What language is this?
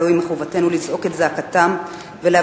Hebrew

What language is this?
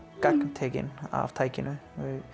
Icelandic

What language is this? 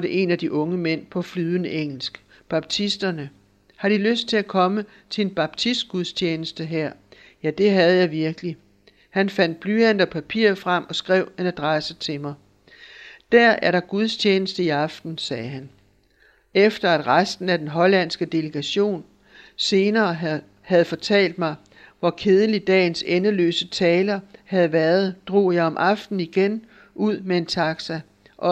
Danish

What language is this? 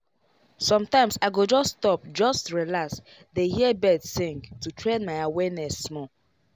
Nigerian Pidgin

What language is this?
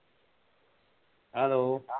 Punjabi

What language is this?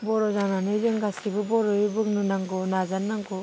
Bodo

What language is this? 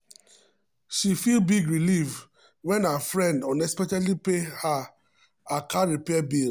Nigerian Pidgin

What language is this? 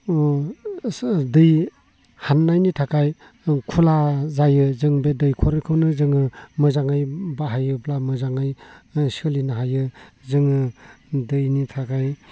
Bodo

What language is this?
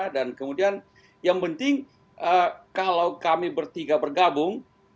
Indonesian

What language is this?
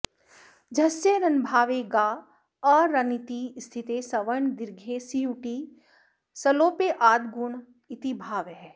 Sanskrit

